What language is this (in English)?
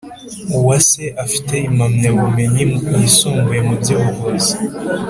Kinyarwanda